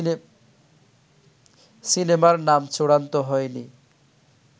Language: Bangla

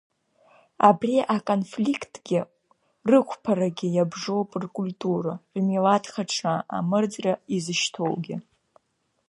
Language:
Abkhazian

